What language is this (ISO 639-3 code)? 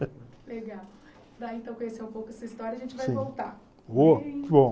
por